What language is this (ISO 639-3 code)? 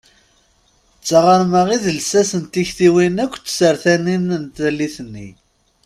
kab